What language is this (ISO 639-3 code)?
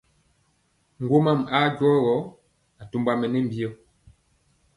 mcx